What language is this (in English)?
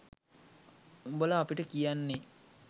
Sinhala